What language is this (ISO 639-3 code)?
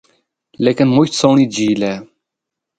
hno